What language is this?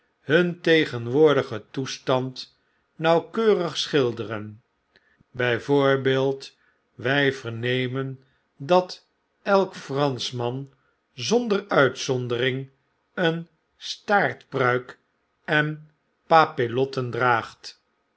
Dutch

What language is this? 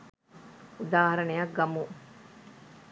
Sinhala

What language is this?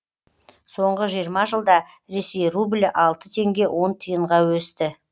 Kazakh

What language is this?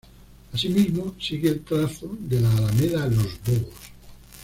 Spanish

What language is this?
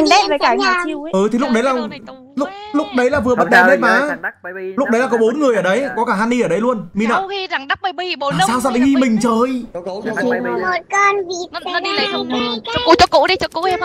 Vietnamese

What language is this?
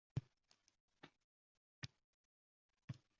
Uzbek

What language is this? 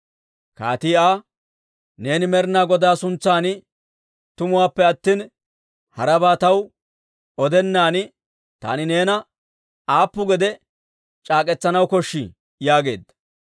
Dawro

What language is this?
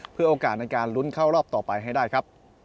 Thai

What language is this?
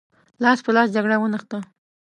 Pashto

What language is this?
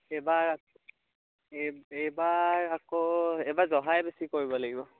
Assamese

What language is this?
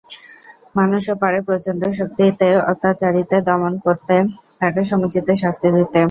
Bangla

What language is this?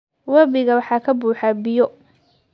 Somali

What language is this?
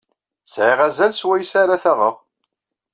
Kabyle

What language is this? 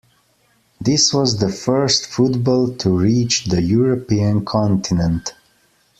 English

